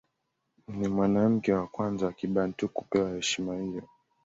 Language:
Swahili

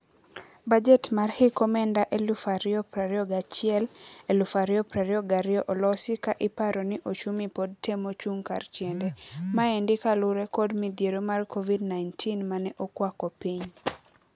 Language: Luo (Kenya and Tanzania)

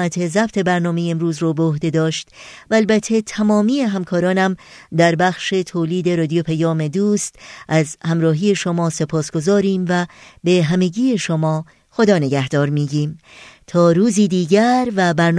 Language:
Persian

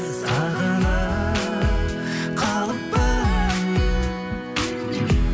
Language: Kazakh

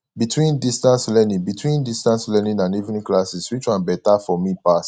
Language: Nigerian Pidgin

